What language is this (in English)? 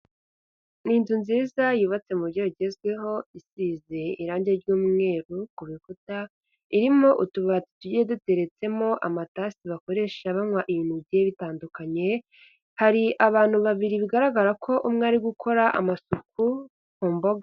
Kinyarwanda